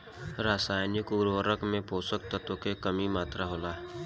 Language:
Bhojpuri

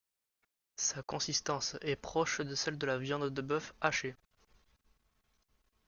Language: French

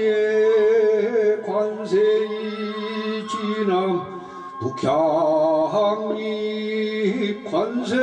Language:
Korean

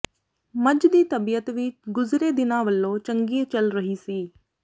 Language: Punjabi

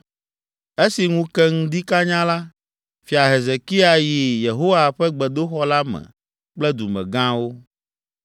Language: Ewe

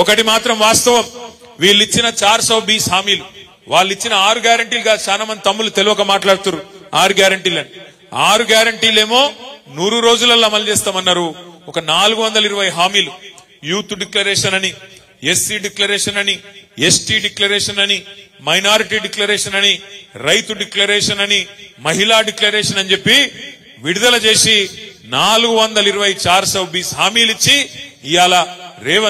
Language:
Telugu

